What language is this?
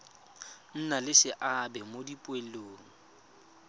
Tswana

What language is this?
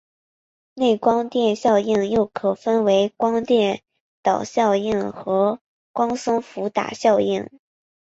Chinese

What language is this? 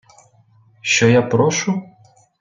Ukrainian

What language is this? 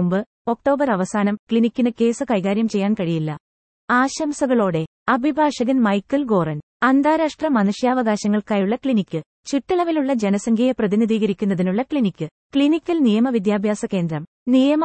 Malayalam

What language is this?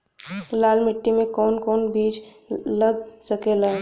Bhojpuri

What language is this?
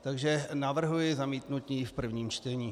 Czech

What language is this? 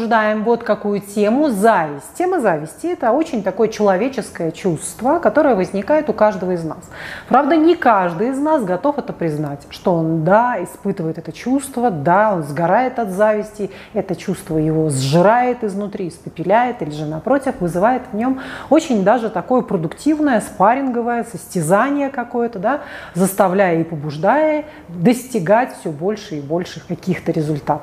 Russian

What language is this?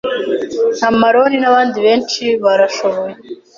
Kinyarwanda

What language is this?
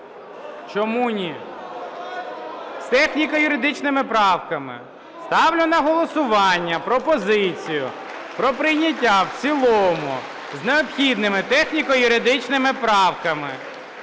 Ukrainian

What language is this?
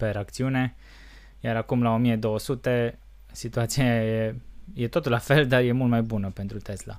Romanian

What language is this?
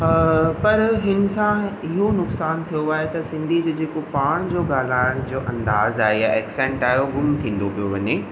Sindhi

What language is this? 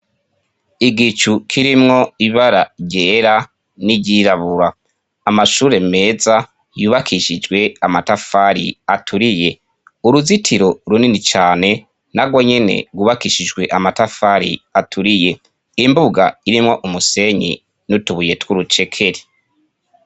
Rundi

